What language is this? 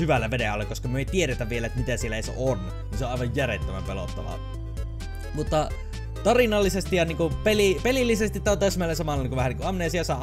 Finnish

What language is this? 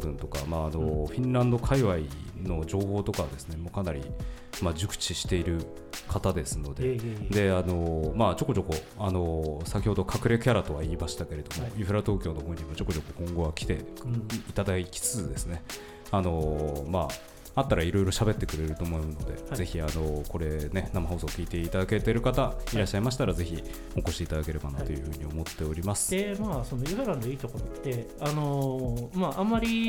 Japanese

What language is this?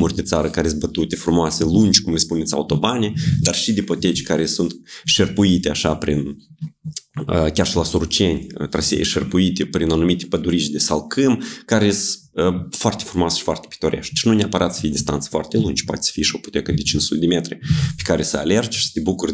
Romanian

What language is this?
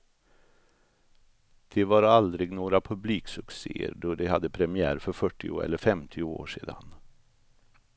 Swedish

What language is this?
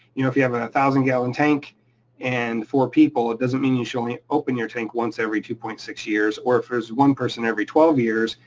English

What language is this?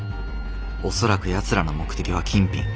Japanese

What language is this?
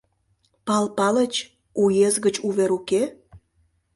Mari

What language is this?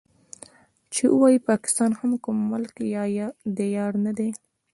Pashto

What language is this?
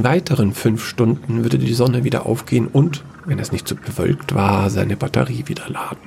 German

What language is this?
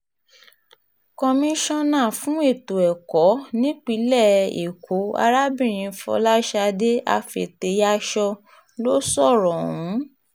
Yoruba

